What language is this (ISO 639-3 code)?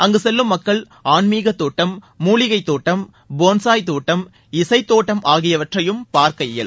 tam